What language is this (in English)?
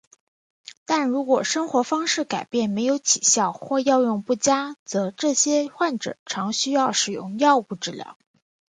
Chinese